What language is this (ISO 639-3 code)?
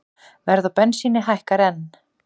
isl